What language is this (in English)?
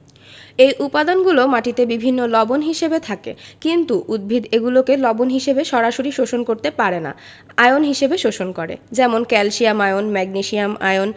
Bangla